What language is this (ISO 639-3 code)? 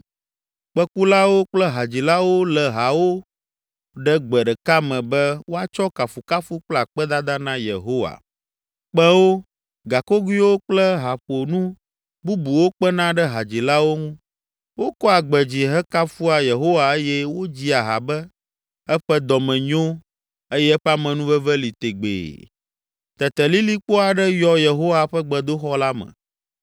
ewe